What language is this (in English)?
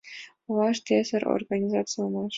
Mari